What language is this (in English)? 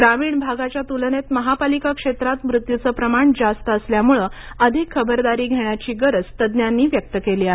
Marathi